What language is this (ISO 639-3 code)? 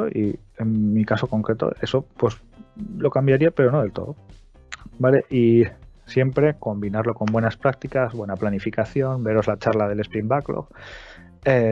spa